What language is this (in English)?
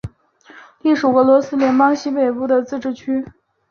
Chinese